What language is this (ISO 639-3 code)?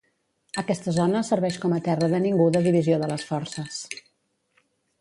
cat